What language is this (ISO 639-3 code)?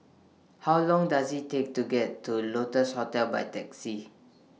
eng